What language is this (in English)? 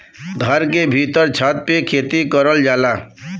Bhojpuri